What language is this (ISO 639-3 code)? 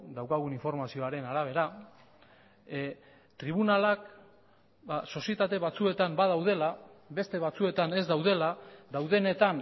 eus